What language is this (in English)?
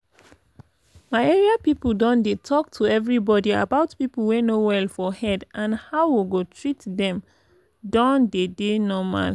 Nigerian Pidgin